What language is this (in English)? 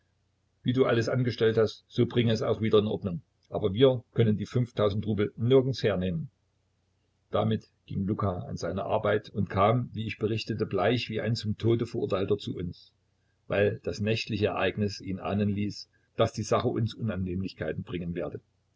German